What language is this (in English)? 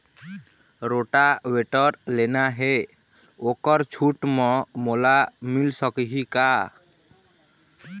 Chhattisgarhi